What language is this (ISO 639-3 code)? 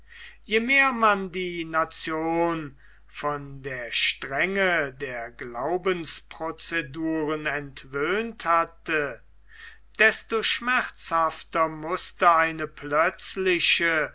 deu